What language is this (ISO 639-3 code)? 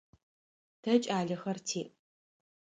ady